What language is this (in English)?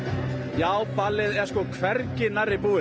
Icelandic